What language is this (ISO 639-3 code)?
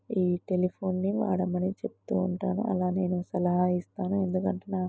tel